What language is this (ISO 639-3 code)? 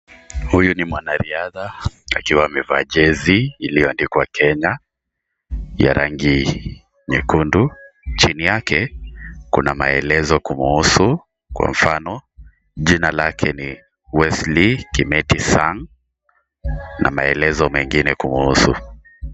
swa